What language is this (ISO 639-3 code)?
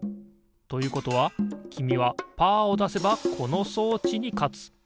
jpn